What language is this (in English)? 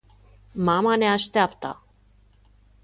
Romanian